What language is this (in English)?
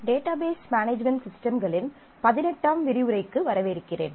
Tamil